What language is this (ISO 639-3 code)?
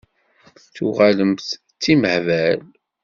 kab